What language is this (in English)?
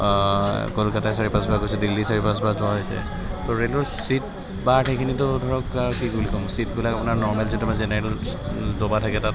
Assamese